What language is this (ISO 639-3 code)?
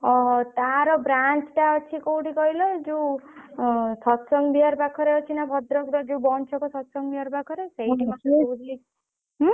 ori